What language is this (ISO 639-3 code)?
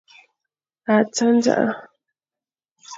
fan